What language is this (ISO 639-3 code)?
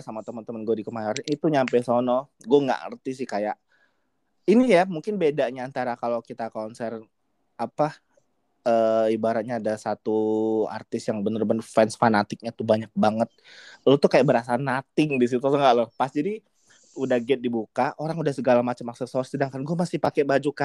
ind